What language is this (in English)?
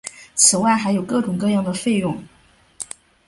Chinese